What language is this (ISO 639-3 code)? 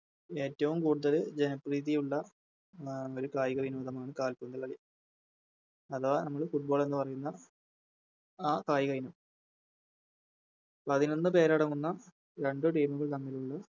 mal